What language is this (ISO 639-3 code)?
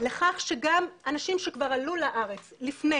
heb